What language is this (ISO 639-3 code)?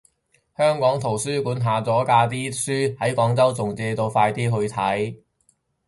yue